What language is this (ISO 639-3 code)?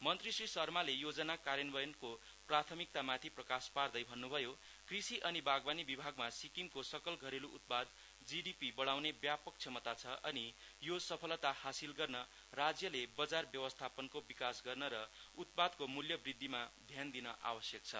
nep